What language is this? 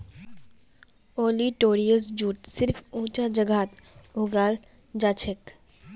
Magahi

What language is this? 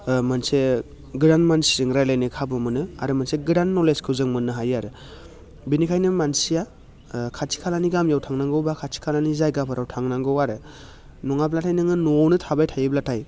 Bodo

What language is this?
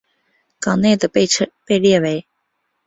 Chinese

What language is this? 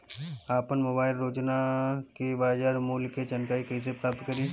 Bhojpuri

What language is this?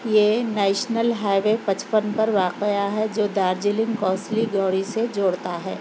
Urdu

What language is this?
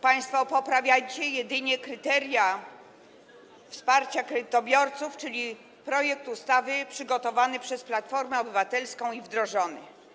Polish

